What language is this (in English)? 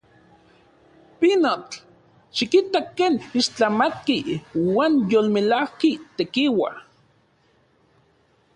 Central Puebla Nahuatl